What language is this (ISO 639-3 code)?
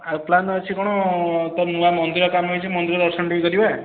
ori